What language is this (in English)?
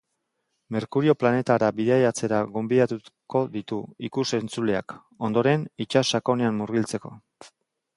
Basque